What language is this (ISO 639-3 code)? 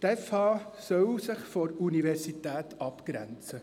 gsw